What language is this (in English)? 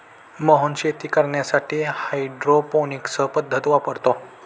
Marathi